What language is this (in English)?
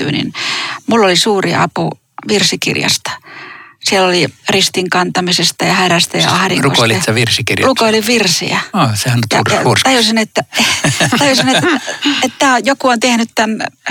Finnish